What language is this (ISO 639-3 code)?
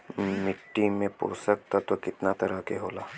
bho